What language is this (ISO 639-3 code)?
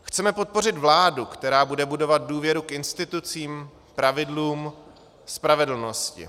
ces